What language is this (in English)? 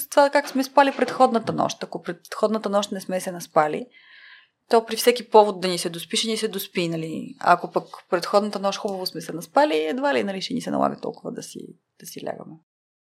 Bulgarian